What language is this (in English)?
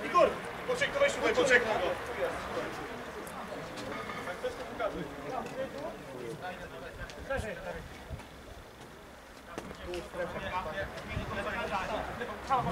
Polish